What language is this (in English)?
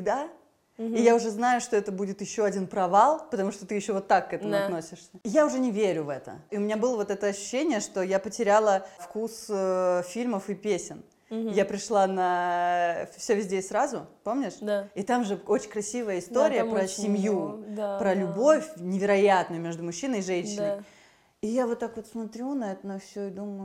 Russian